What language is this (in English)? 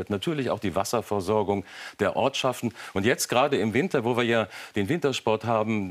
German